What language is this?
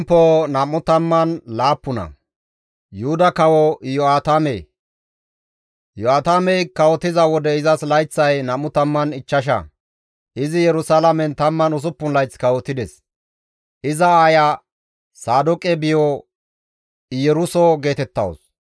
Gamo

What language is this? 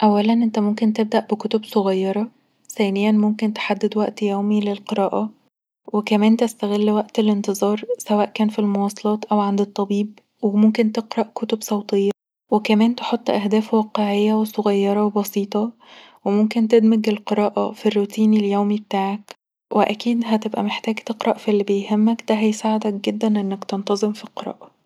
Egyptian Arabic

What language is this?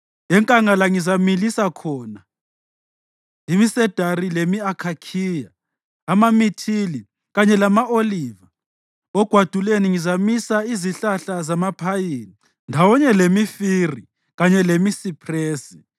North Ndebele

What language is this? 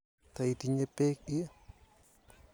Kalenjin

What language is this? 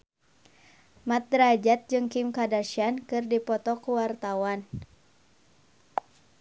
Sundanese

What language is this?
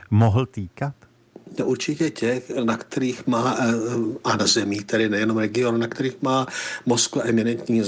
Czech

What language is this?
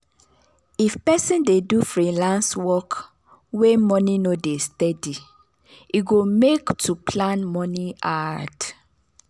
Nigerian Pidgin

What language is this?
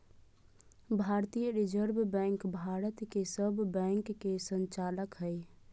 Magahi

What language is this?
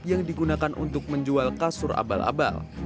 Indonesian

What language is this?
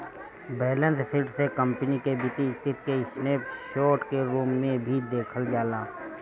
Bhojpuri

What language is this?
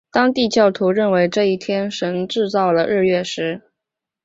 Chinese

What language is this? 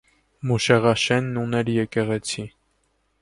Armenian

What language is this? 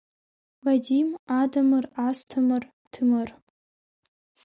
Abkhazian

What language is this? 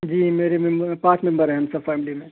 Urdu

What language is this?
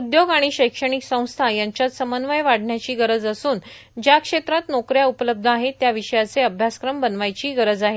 Marathi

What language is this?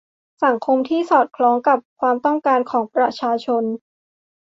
Thai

